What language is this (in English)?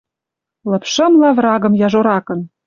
Western Mari